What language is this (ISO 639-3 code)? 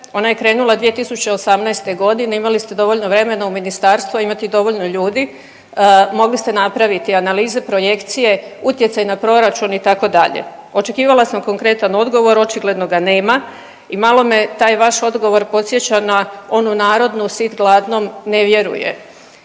hrv